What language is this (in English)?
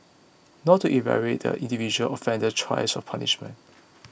English